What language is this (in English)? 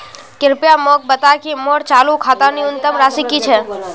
Magahi